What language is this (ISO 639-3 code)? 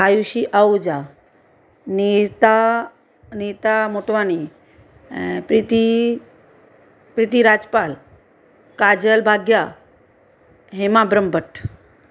snd